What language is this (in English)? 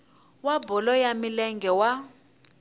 Tsonga